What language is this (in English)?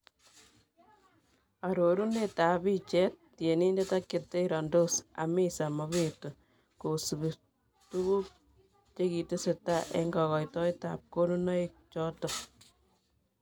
Kalenjin